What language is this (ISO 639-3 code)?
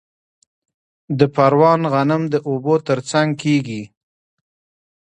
pus